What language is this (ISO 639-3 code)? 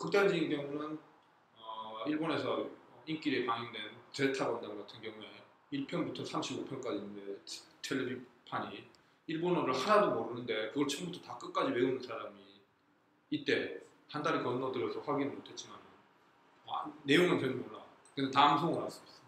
kor